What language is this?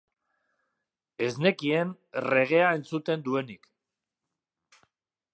Basque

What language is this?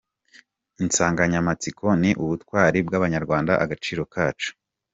Kinyarwanda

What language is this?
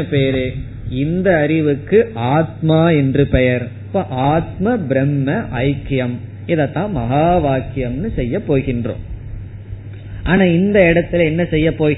Tamil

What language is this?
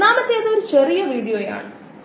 Malayalam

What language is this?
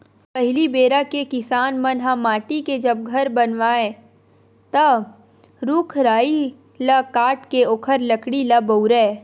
Chhattisgarhi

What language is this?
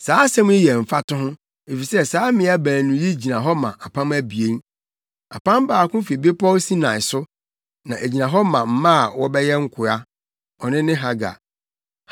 Akan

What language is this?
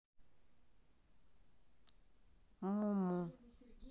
Russian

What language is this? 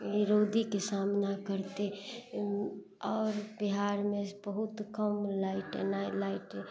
Maithili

